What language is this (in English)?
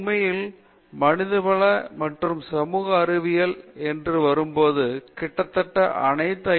Tamil